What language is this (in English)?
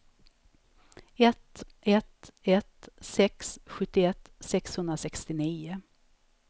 Swedish